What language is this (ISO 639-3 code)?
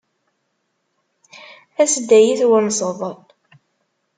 kab